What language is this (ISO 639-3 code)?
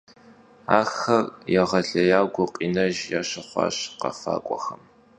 kbd